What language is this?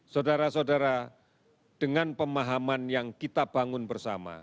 Indonesian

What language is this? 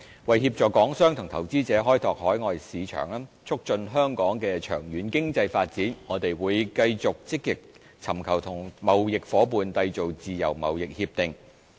Cantonese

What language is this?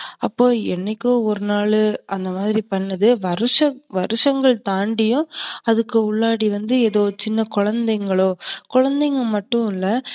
Tamil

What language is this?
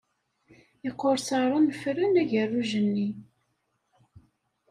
Kabyle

